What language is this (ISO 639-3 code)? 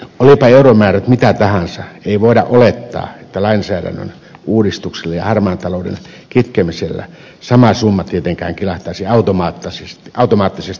fin